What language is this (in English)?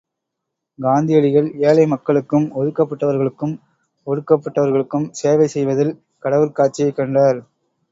Tamil